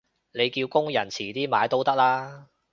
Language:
Cantonese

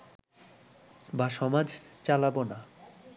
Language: Bangla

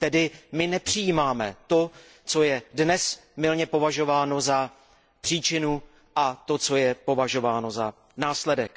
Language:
Czech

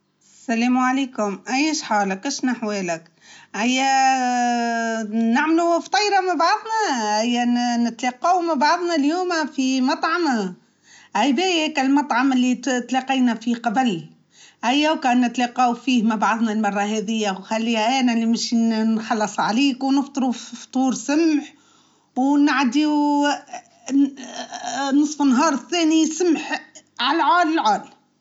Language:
Tunisian Arabic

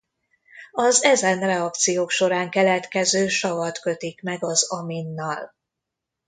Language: Hungarian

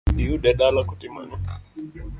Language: Luo (Kenya and Tanzania)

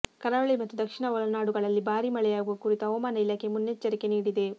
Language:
Kannada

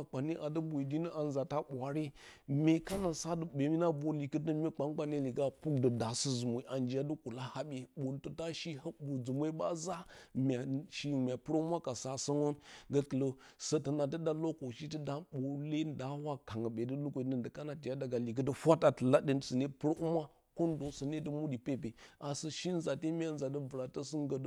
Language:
Bacama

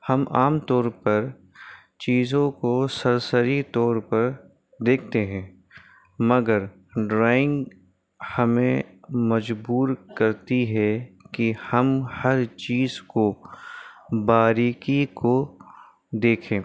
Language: Urdu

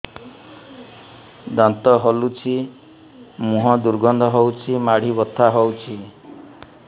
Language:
Odia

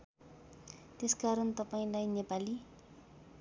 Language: Nepali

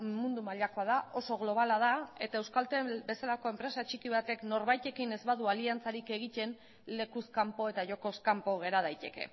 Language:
Basque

